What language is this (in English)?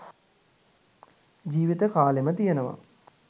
Sinhala